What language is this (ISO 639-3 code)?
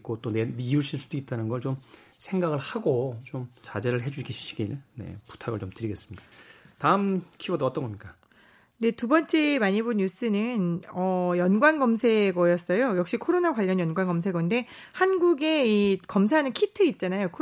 kor